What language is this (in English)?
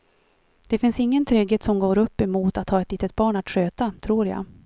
Swedish